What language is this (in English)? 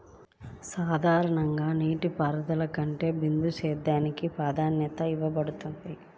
Telugu